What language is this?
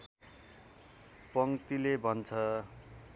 Nepali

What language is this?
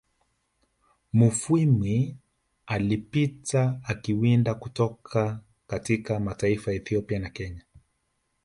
Swahili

